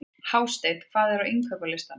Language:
Icelandic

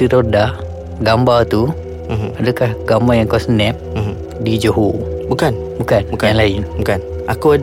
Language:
Malay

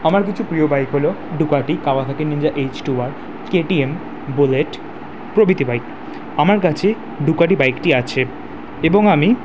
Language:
Bangla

